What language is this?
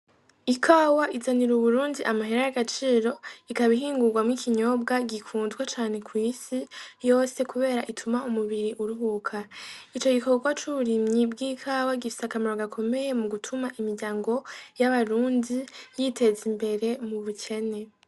Rundi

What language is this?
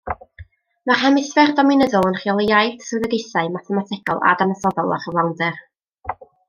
Welsh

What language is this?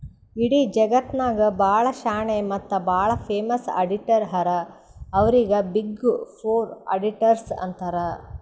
Kannada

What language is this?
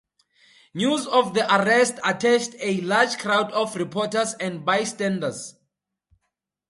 English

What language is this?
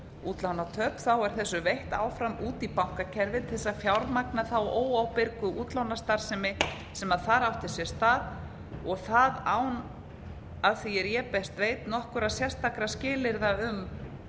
Icelandic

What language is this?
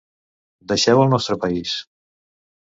Catalan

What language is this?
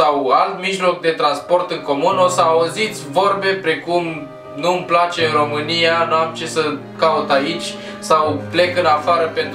Romanian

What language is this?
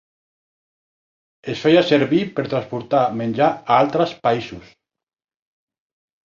Catalan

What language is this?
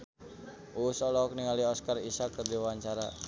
Sundanese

